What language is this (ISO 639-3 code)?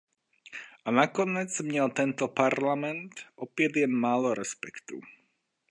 ces